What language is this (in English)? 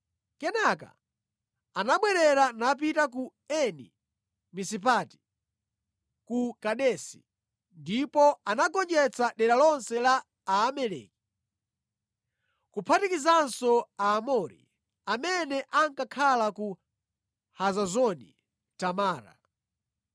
Nyanja